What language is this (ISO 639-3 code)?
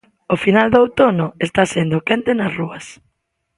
glg